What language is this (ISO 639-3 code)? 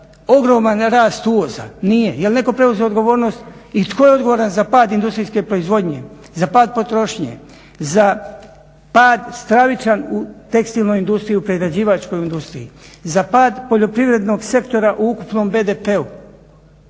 hrv